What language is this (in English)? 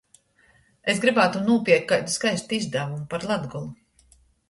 Latgalian